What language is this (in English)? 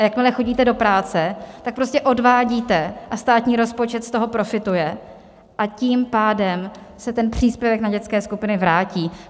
Czech